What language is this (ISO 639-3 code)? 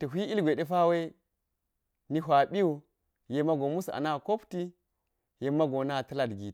gyz